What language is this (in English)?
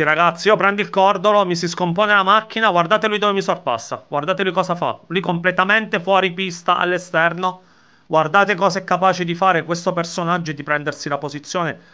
Italian